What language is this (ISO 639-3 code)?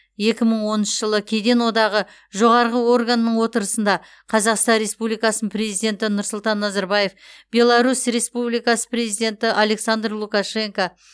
kaz